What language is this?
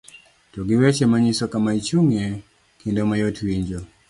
Luo (Kenya and Tanzania)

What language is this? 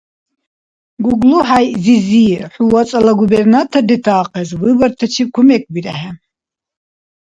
Dargwa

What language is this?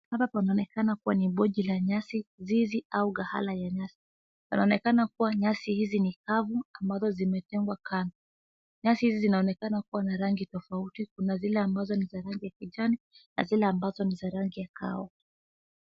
Swahili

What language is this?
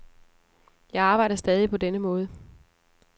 Danish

